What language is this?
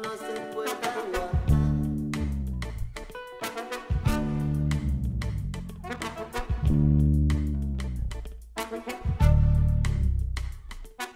Spanish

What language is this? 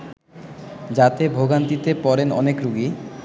Bangla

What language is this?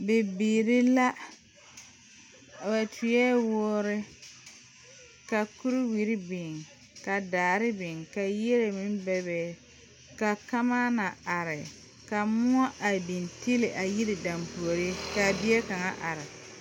Southern Dagaare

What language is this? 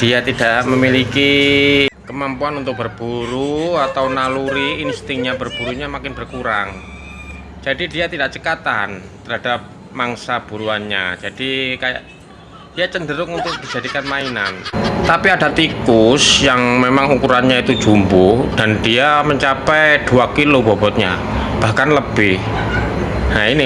Indonesian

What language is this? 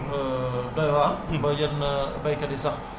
Wolof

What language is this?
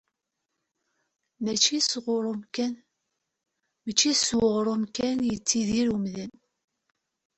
Kabyle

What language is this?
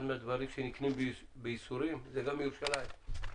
Hebrew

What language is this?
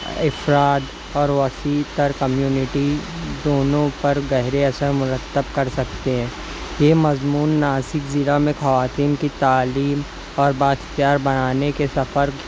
Urdu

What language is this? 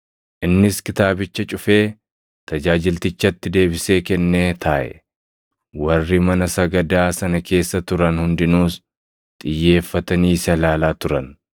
Oromo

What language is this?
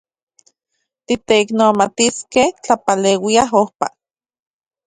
Central Puebla Nahuatl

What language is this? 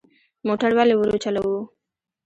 Pashto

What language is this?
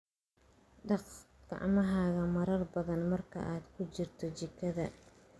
Somali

